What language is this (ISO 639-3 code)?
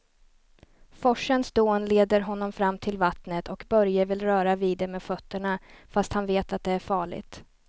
swe